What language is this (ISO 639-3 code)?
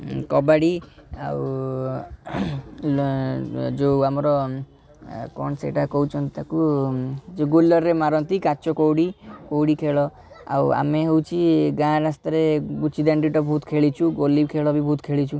ori